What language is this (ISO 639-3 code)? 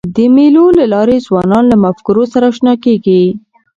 pus